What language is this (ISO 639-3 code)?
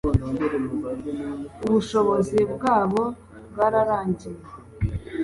kin